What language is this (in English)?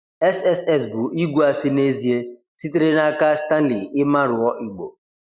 Igbo